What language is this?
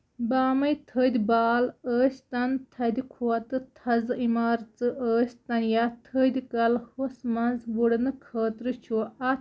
Kashmiri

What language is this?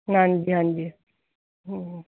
Punjabi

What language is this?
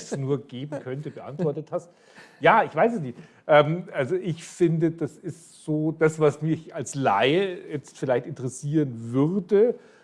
German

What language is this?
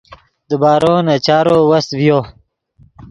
Yidgha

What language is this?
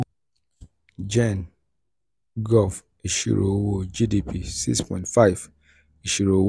Yoruba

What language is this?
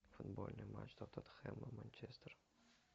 Russian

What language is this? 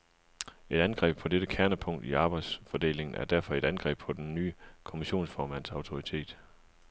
Danish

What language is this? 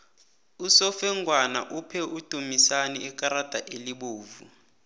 South Ndebele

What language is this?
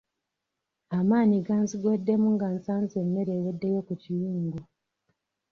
Ganda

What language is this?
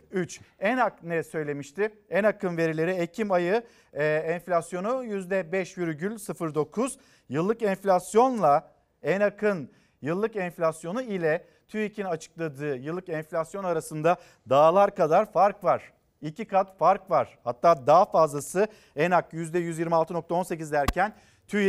Turkish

